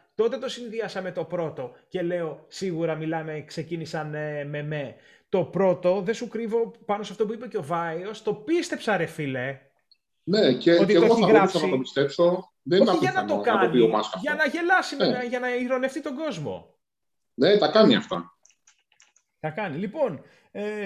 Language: Greek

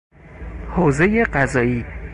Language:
Persian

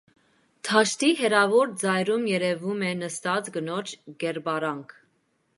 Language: Armenian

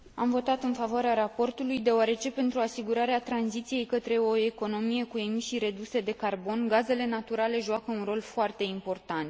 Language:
Romanian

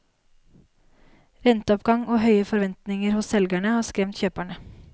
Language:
Norwegian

